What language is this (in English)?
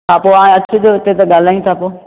Sindhi